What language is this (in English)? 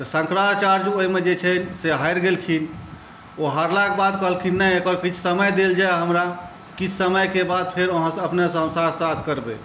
Maithili